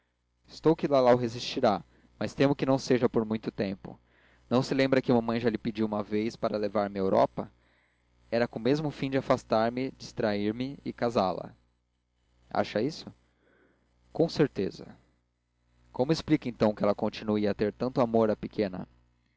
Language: Portuguese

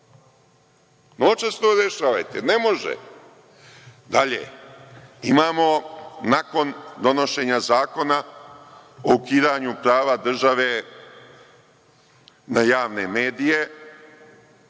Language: Serbian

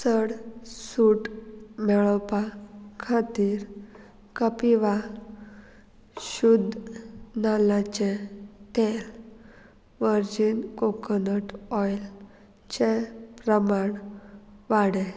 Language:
Konkani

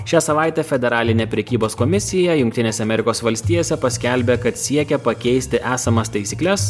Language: Lithuanian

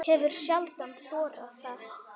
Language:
Icelandic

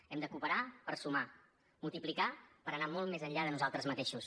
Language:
Catalan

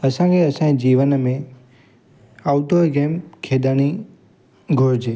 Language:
Sindhi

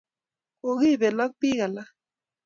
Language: Kalenjin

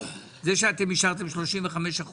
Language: Hebrew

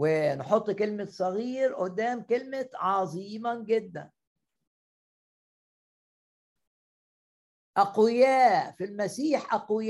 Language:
Arabic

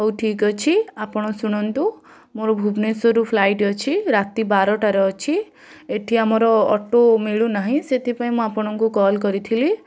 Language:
Odia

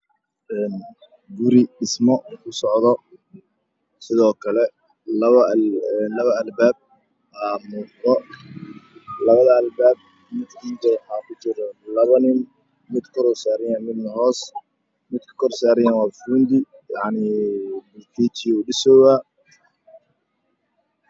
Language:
Somali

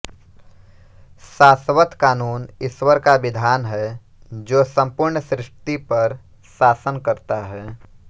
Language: Hindi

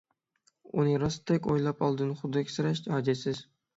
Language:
Uyghur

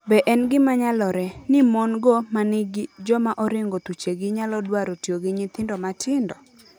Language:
Luo (Kenya and Tanzania)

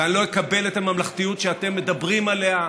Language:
Hebrew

